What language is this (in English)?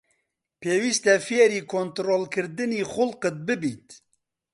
Central Kurdish